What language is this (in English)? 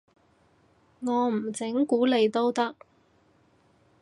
Cantonese